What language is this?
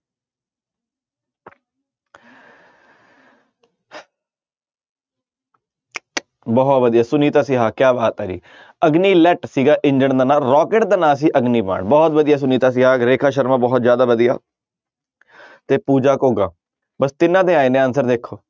Punjabi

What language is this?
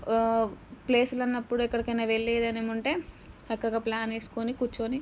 Telugu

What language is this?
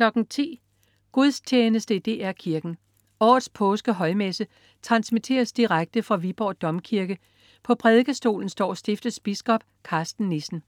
Danish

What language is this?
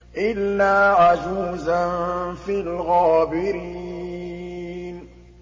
Arabic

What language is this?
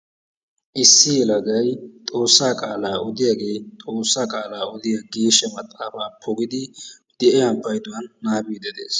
Wolaytta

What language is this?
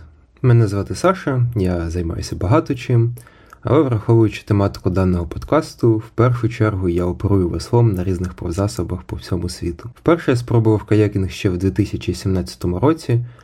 Ukrainian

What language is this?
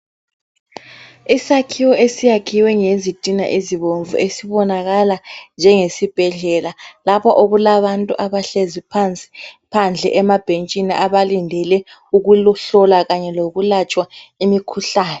North Ndebele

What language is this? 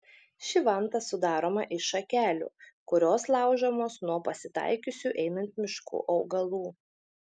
Lithuanian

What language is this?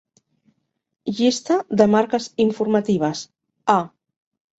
Catalan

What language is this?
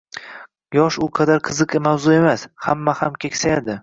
Uzbek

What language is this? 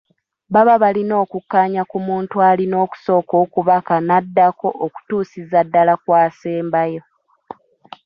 Ganda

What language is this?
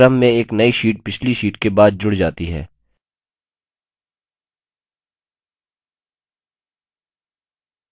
Hindi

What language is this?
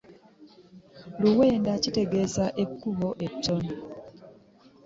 Ganda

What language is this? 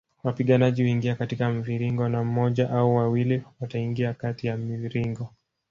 Swahili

